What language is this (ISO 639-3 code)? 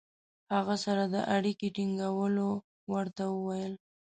pus